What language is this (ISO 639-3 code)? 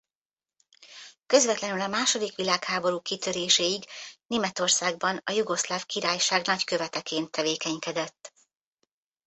hun